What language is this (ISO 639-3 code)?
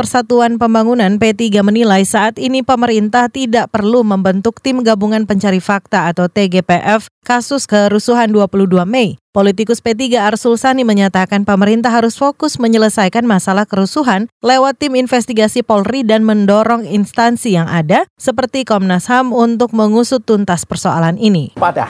ind